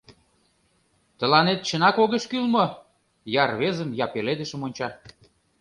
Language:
Mari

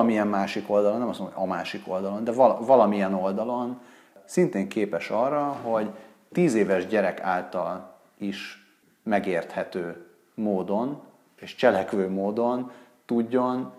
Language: Hungarian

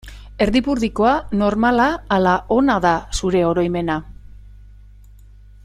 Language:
Basque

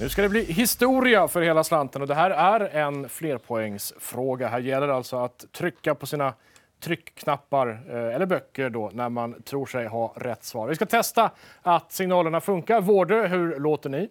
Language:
Swedish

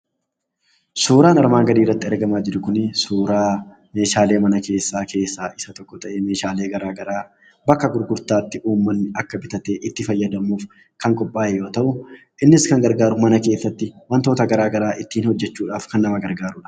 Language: Oromo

